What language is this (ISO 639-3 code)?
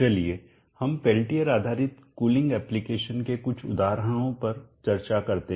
hin